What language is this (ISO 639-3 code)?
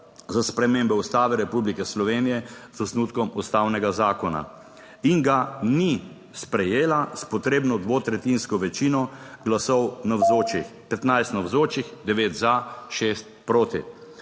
slv